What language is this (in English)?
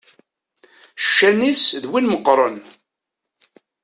Kabyle